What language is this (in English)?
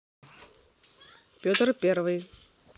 Russian